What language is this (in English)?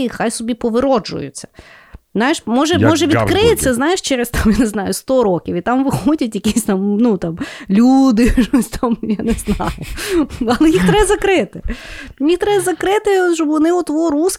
Ukrainian